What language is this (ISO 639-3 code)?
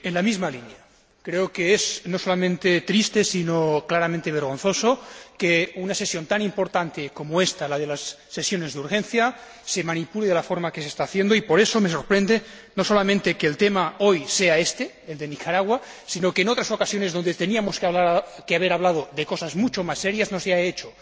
spa